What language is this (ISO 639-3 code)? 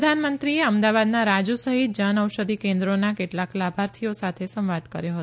guj